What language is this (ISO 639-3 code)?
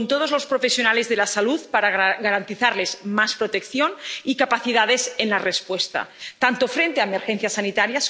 spa